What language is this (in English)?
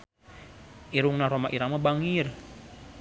Sundanese